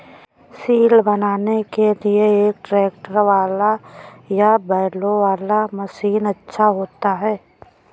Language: Hindi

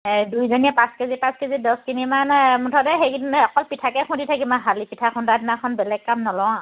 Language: Assamese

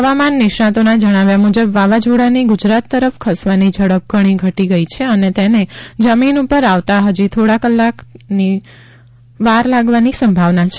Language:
Gujarati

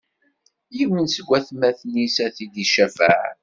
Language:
Kabyle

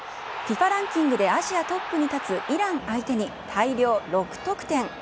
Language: Japanese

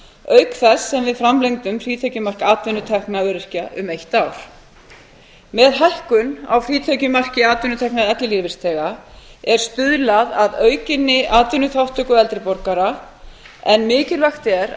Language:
Icelandic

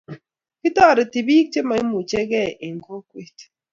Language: Kalenjin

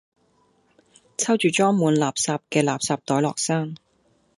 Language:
Cantonese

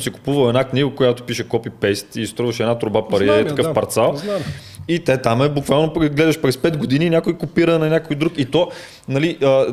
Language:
Bulgarian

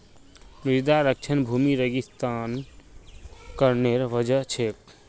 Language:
Magahi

